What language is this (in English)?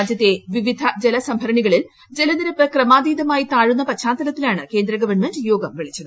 Malayalam